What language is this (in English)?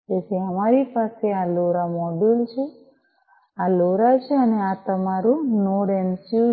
Gujarati